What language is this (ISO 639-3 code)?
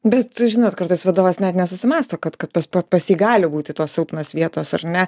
lit